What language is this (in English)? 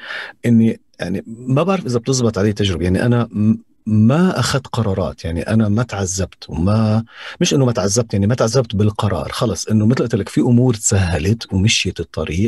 Arabic